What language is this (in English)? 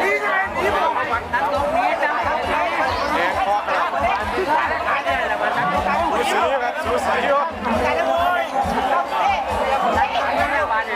Thai